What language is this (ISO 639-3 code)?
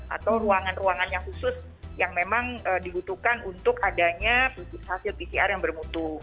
ind